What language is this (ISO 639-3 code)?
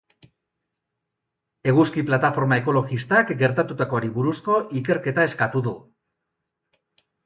eus